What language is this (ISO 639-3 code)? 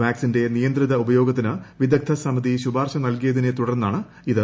mal